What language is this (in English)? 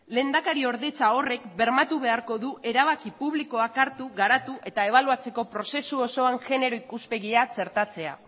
Basque